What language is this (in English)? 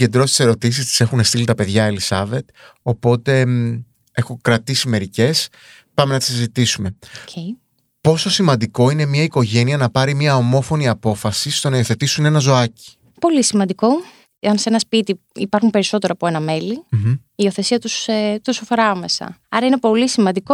Greek